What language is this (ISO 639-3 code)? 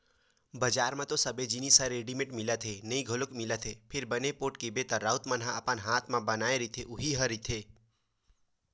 hne